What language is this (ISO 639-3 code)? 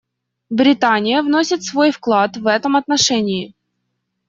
rus